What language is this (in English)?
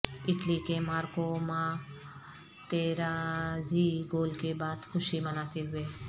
Urdu